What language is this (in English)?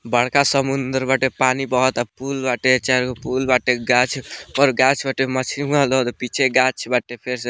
Bhojpuri